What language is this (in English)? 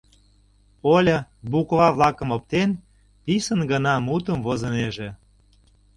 Mari